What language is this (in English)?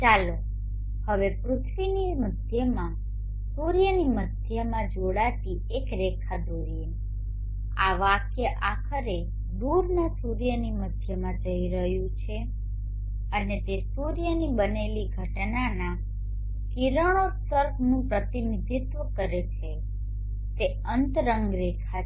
Gujarati